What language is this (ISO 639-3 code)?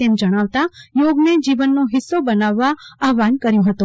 guj